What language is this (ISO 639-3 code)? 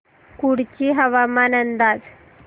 mar